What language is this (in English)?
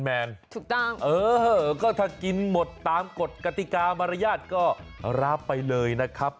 Thai